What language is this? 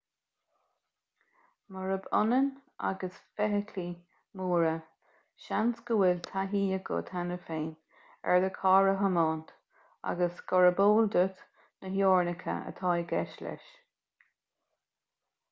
Irish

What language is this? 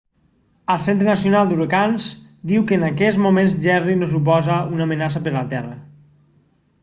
Catalan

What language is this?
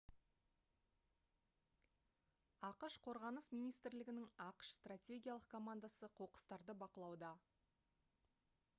Kazakh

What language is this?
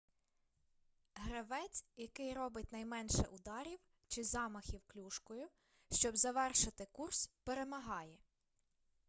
Ukrainian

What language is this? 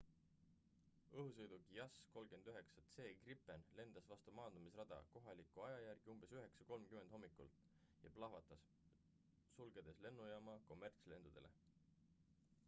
Estonian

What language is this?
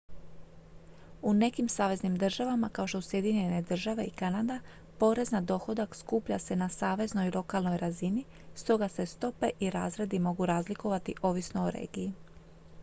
Croatian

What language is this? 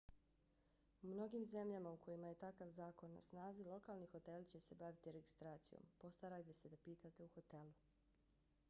Bosnian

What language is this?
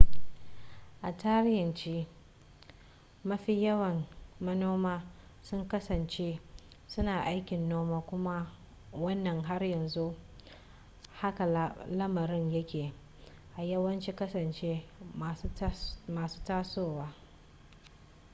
Hausa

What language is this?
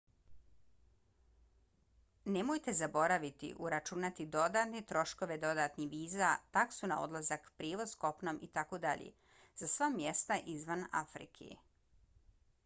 Bosnian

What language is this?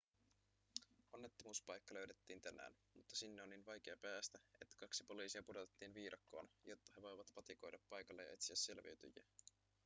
Finnish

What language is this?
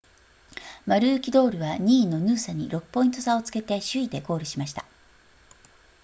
Japanese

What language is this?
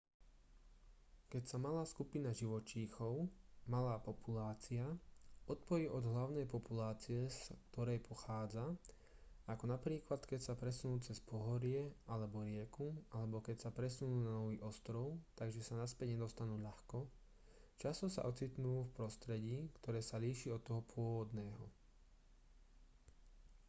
Slovak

